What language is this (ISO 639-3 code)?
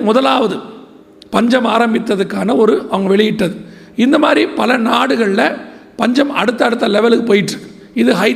tam